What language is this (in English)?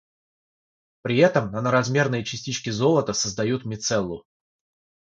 Russian